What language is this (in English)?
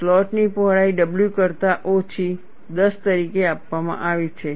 Gujarati